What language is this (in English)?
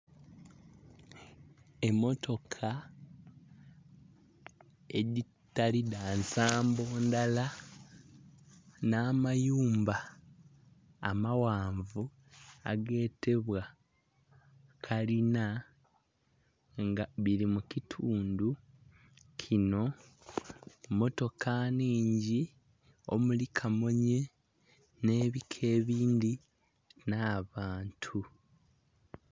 Soga